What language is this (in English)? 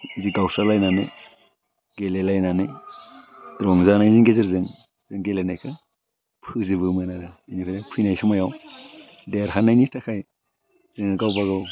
Bodo